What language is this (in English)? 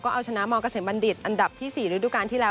Thai